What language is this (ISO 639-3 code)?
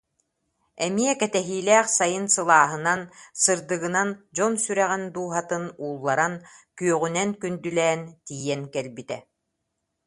sah